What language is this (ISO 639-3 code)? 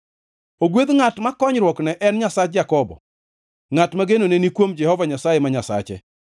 luo